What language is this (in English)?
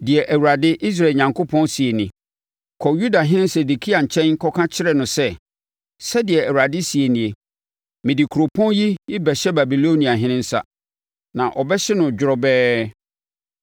Akan